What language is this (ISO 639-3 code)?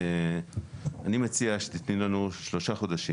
heb